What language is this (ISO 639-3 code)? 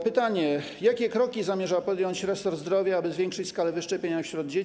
pol